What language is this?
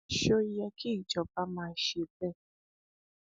Yoruba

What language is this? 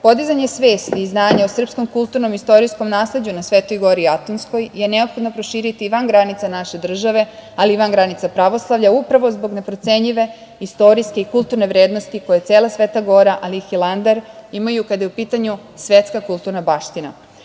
Serbian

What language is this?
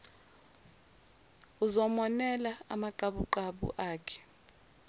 Zulu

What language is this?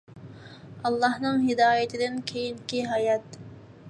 Uyghur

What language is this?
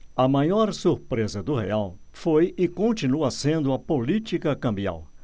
Portuguese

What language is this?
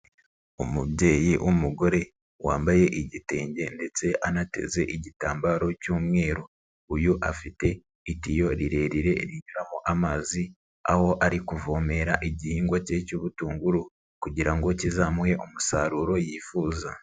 Kinyarwanda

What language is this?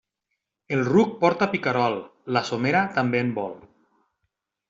Catalan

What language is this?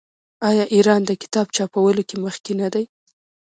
Pashto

